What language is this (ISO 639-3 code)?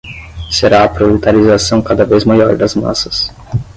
por